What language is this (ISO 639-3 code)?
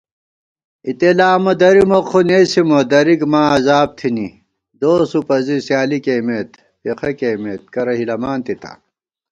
gwt